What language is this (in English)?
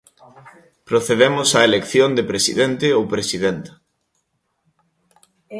Galician